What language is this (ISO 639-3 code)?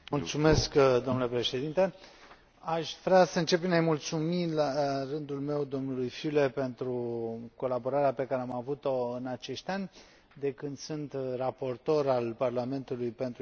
ron